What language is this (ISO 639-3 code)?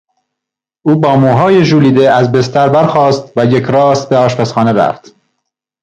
fas